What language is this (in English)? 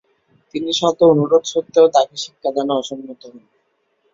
Bangla